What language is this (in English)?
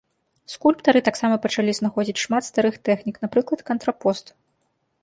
Belarusian